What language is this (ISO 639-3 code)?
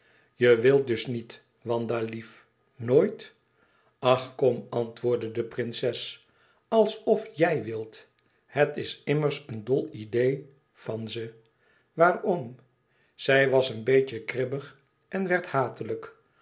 nld